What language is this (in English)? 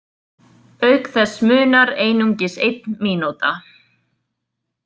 Icelandic